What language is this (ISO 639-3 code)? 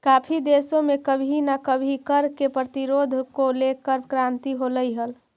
mag